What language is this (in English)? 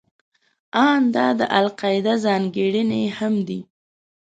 Pashto